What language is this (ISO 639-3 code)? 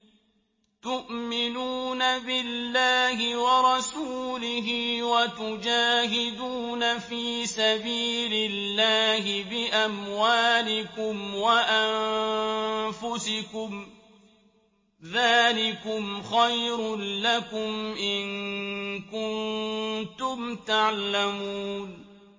ara